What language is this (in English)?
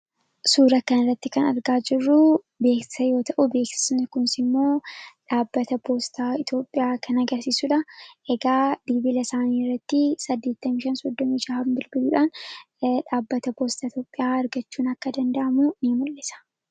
Oromo